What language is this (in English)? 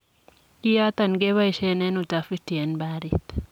Kalenjin